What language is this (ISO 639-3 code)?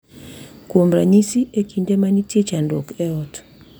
luo